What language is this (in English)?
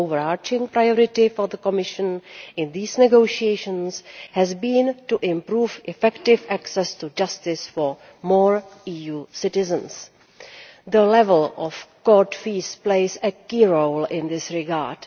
English